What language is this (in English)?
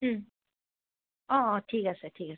Assamese